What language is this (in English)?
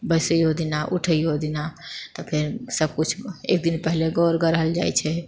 Maithili